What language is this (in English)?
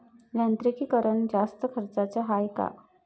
Marathi